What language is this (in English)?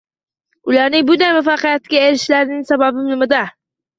Uzbek